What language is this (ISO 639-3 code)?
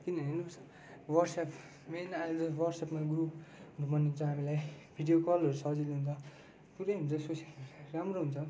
nep